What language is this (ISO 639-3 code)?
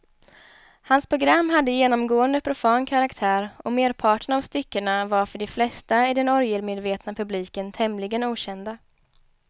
swe